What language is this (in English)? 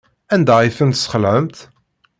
Kabyle